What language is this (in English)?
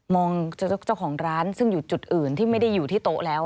Thai